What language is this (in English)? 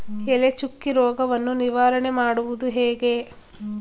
Kannada